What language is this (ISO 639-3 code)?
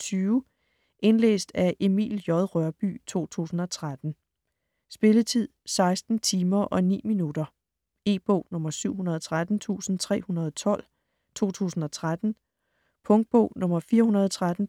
dan